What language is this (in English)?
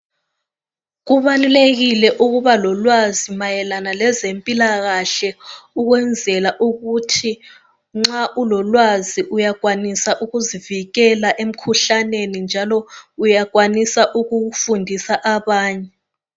North Ndebele